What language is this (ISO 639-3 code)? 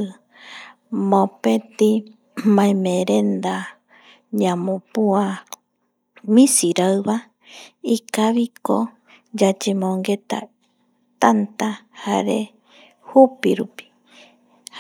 gui